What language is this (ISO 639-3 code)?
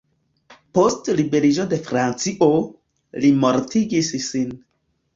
epo